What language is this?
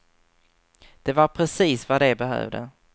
Swedish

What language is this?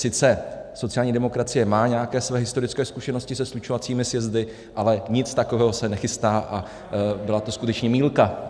Czech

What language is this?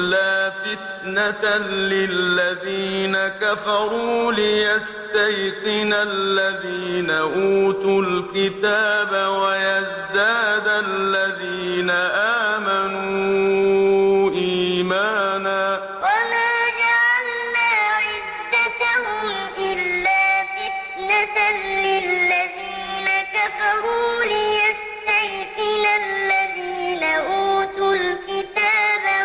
Arabic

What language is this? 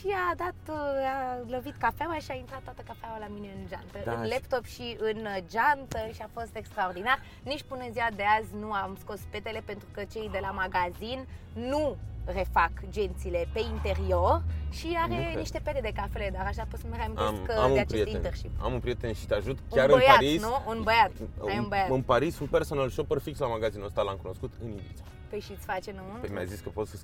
Romanian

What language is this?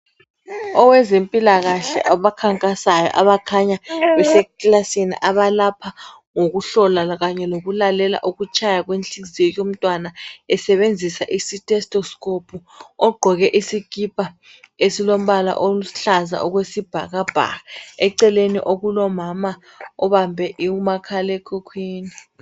North Ndebele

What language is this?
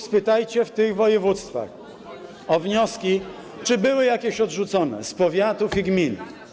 Polish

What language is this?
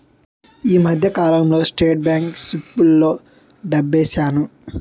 Telugu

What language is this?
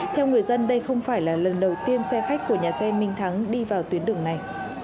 Vietnamese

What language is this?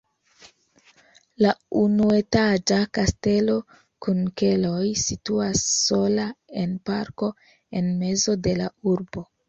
Esperanto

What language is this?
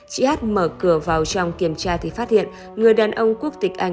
Vietnamese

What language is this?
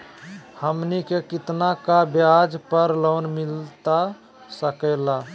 Magahi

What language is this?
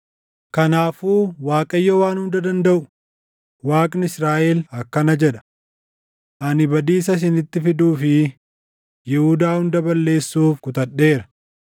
Oromo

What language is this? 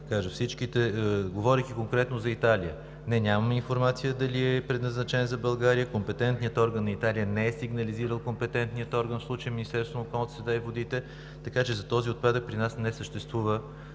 Bulgarian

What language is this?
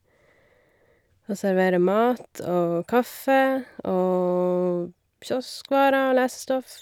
Norwegian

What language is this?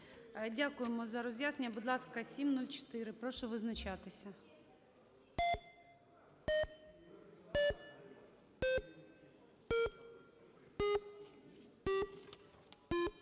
Ukrainian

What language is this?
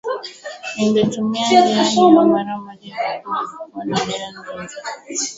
Swahili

